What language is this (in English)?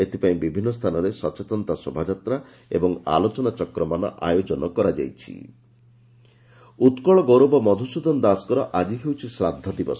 Odia